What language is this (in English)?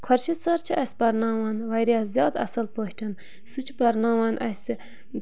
Kashmiri